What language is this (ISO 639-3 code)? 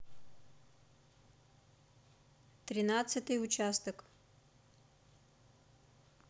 rus